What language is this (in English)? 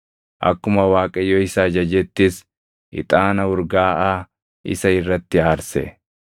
Oromo